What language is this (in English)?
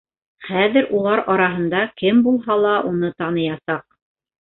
Bashkir